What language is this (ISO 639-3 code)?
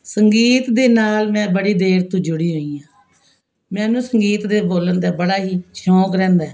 pan